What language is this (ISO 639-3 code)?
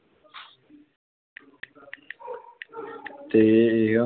pan